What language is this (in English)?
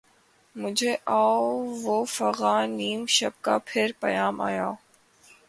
Urdu